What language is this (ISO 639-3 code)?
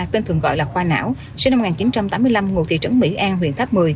vie